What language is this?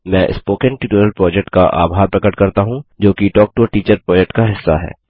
Hindi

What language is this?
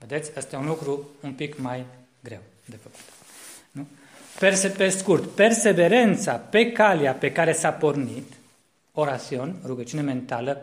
Romanian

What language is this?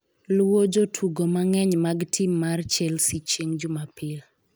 Luo (Kenya and Tanzania)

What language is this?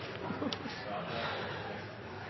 Norwegian Bokmål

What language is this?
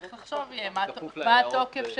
Hebrew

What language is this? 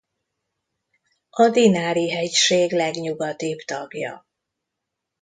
Hungarian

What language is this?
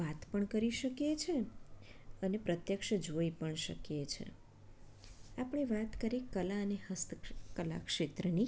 Gujarati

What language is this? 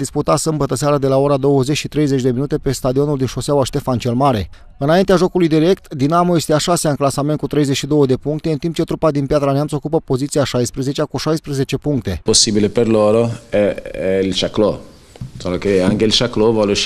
Romanian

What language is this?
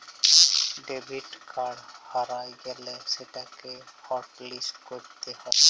Bangla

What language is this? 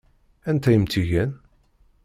Kabyle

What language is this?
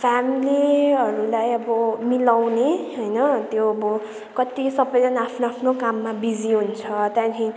Nepali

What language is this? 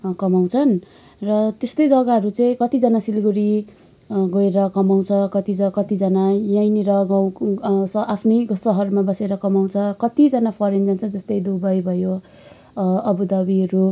Nepali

